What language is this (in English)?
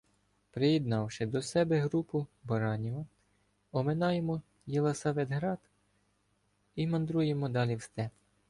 Ukrainian